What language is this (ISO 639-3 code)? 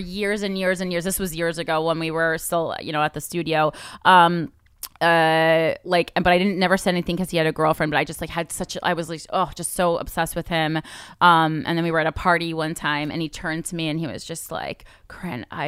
eng